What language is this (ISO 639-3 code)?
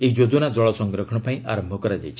ori